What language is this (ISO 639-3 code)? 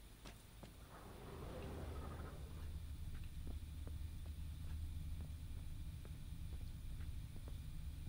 rus